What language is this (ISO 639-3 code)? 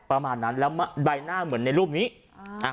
tha